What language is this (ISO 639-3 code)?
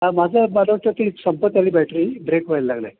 mar